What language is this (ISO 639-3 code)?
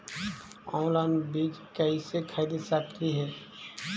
mag